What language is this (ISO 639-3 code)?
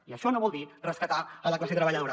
cat